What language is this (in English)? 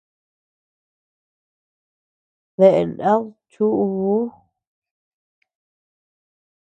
Tepeuxila Cuicatec